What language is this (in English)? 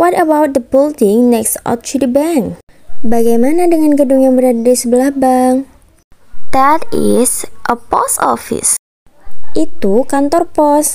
Indonesian